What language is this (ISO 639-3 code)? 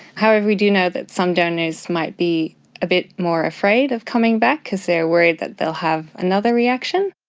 eng